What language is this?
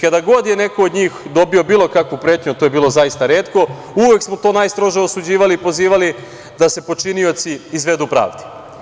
Serbian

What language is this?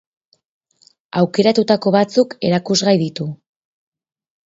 Basque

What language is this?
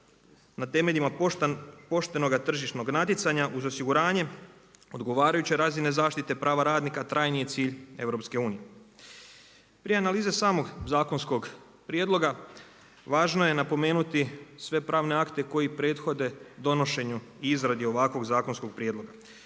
Croatian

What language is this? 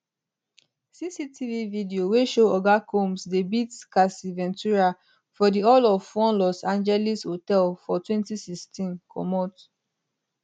Nigerian Pidgin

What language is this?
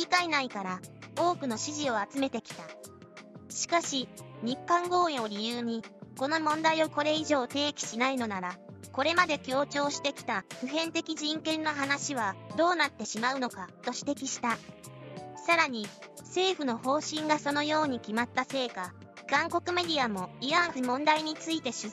Japanese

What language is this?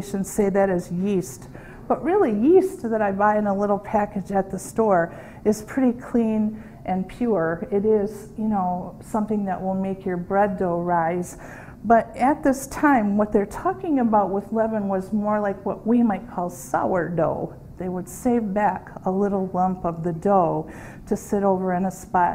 English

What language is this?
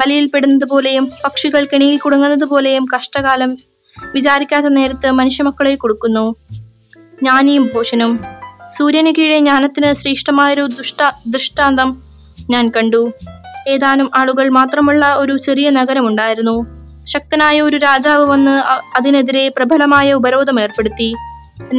Malayalam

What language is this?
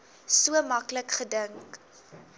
Afrikaans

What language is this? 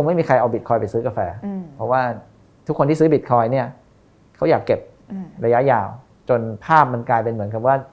Thai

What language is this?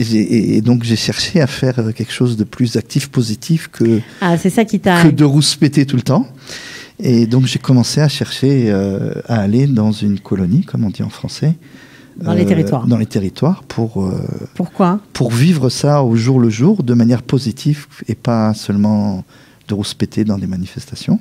French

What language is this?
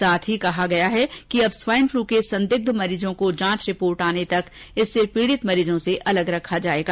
Hindi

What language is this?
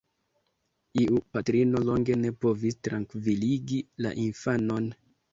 Esperanto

